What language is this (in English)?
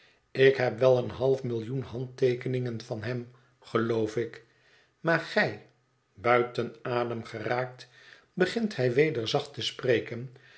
Dutch